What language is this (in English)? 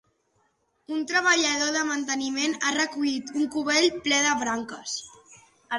Catalan